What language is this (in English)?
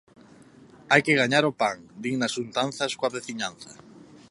Galician